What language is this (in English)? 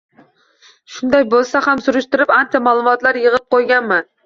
Uzbek